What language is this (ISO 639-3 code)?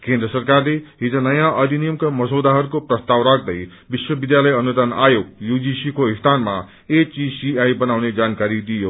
nep